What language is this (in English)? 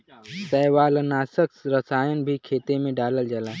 Bhojpuri